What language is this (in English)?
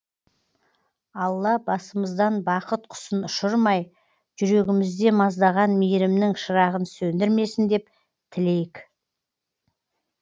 Kazakh